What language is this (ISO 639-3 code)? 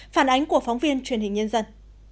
vie